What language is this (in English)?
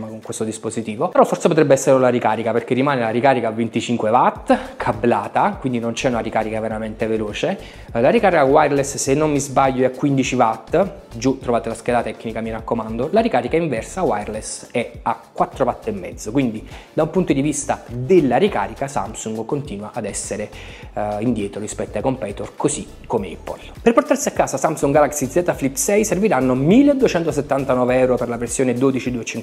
Italian